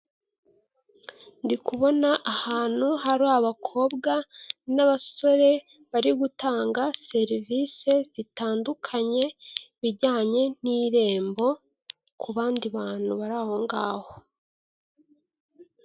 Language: Kinyarwanda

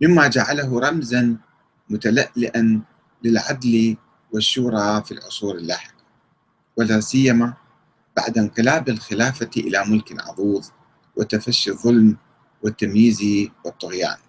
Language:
Arabic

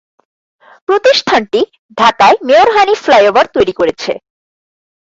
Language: Bangla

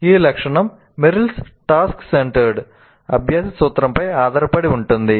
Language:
Telugu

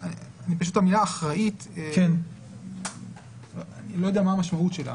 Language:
Hebrew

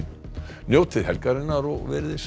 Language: Icelandic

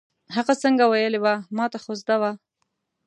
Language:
Pashto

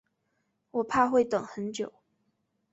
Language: Chinese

